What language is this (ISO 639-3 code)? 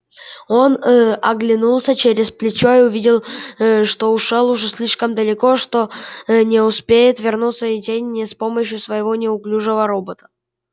rus